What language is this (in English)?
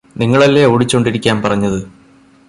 Malayalam